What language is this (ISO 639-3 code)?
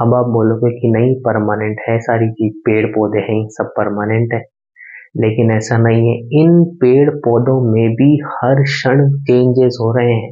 hin